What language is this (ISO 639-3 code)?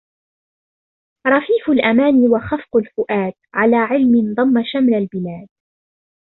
ara